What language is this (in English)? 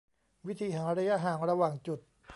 Thai